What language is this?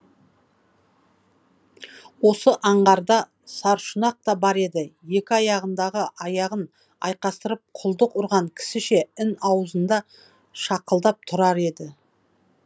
Kazakh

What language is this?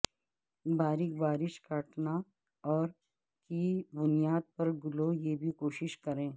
Urdu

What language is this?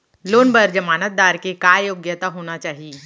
Chhattisgarhi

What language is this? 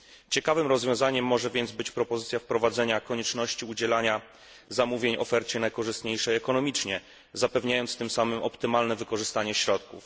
Polish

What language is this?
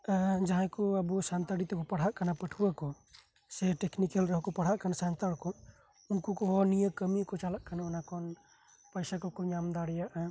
Santali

